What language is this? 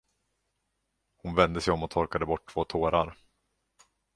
Swedish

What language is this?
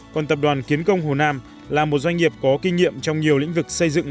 Vietnamese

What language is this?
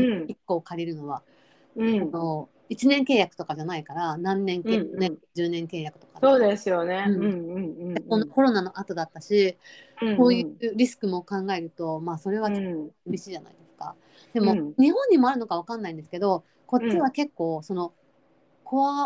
Japanese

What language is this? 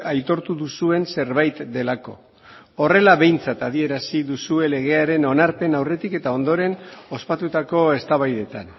Basque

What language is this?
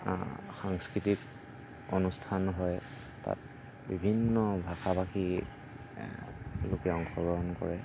Assamese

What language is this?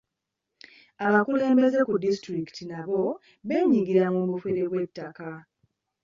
Ganda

